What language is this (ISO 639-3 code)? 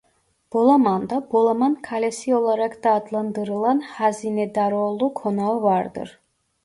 tur